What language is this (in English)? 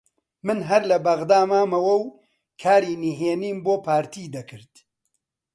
Central Kurdish